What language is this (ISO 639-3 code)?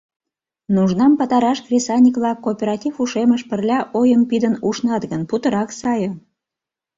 chm